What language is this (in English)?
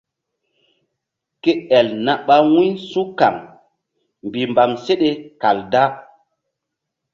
Mbum